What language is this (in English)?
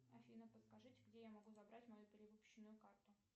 Russian